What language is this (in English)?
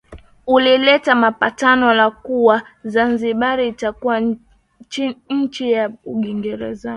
Swahili